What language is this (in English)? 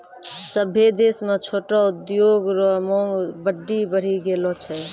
Maithili